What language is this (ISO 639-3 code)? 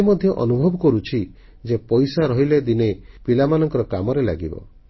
ori